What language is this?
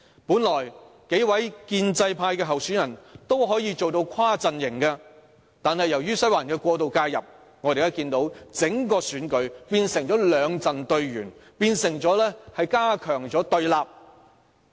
Cantonese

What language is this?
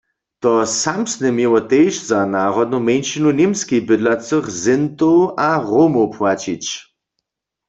Upper Sorbian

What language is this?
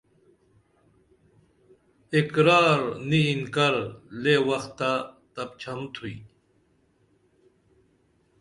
Dameli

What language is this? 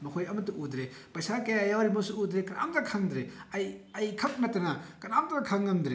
Manipuri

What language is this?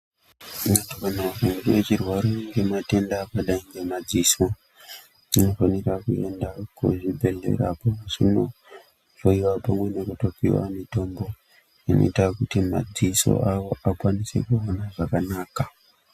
Ndau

